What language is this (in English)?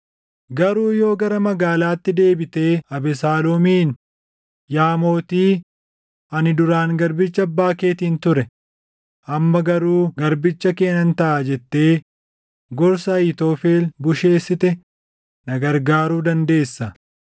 Oromo